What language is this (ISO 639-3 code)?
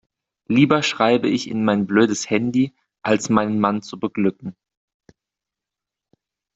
deu